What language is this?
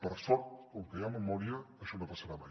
Catalan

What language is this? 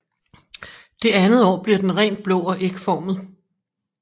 Danish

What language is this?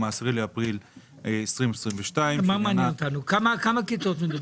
Hebrew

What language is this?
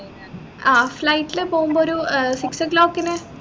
Malayalam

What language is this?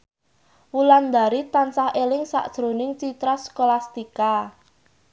Javanese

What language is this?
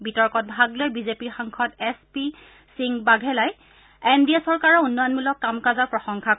Assamese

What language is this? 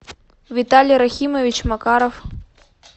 Russian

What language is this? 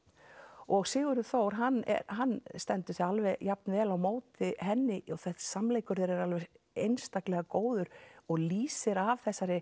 Icelandic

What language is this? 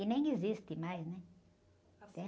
Portuguese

